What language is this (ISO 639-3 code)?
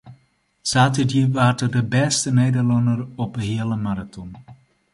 fry